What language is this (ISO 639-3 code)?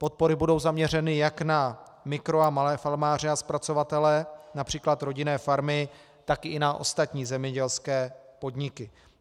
ces